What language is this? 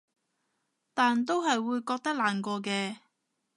Cantonese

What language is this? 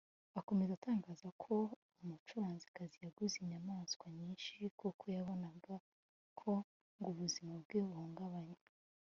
Kinyarwanda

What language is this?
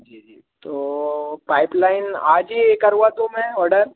Hindi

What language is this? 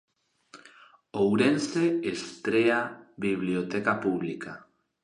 Galician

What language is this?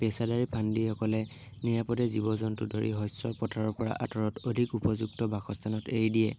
Assamese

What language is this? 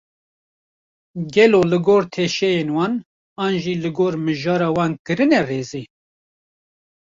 Kurdish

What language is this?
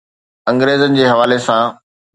Sindhi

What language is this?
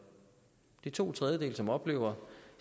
Danish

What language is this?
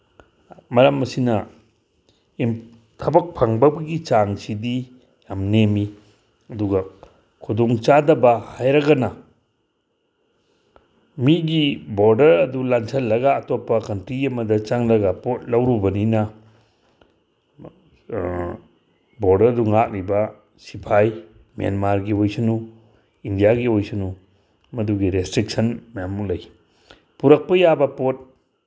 Manipuri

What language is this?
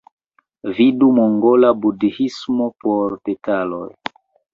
Esperanto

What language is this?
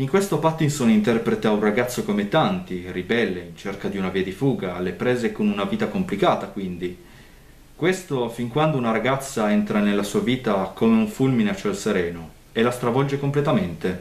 Italian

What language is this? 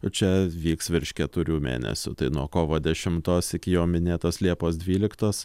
Lithuanian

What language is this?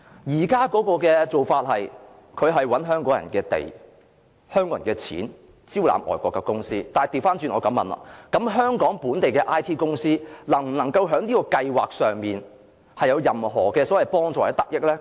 Cantonese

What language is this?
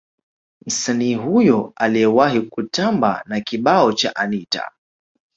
Swahili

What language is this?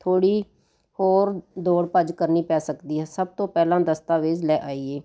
Punjabi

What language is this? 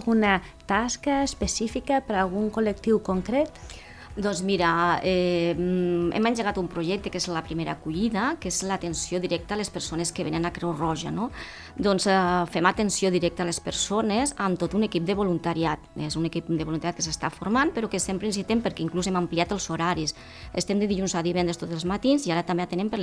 Spanish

